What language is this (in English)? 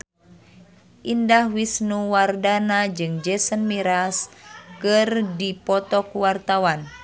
Sundanese